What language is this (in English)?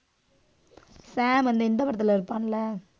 Tamil